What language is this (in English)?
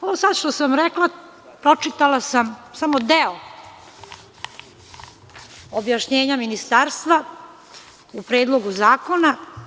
Serbian